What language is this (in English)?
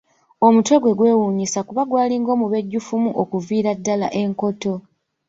Ganda